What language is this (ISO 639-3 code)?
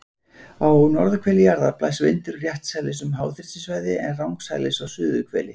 isl